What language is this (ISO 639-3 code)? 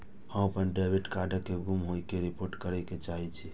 mai